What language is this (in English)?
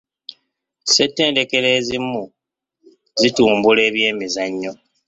Ganda